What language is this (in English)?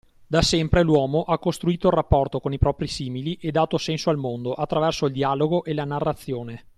Italian